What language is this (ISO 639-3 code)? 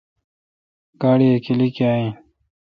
xka